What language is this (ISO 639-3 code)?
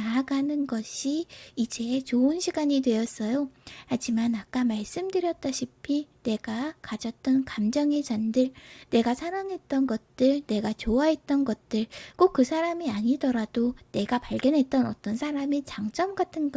kor